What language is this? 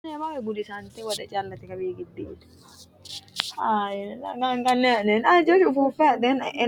Sidamo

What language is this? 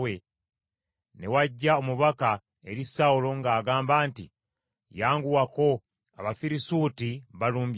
Ganda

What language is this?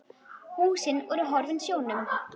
Icelandic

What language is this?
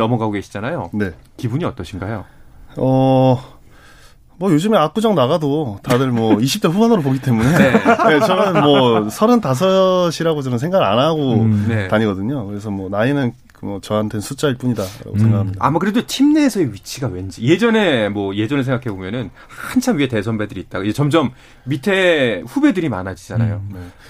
Korean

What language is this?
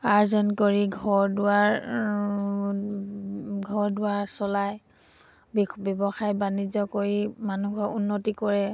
Assamese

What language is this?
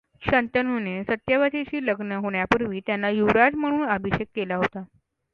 Marathi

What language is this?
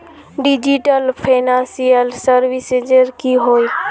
Magahi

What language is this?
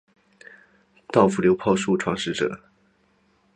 Chinese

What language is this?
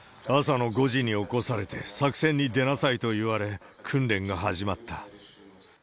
Japanese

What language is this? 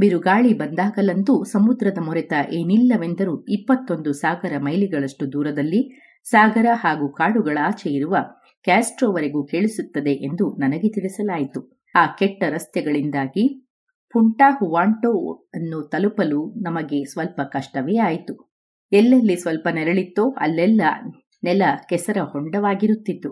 Kannada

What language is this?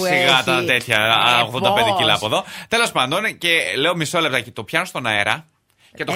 Greek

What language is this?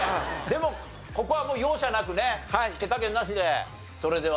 Japanese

